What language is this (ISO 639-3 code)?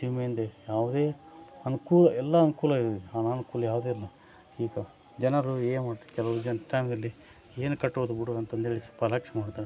kan